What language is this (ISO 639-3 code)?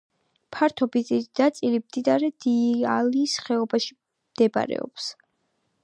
kat